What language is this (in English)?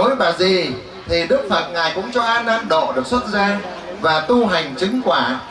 Vietnamese